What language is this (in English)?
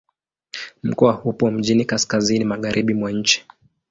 Swahili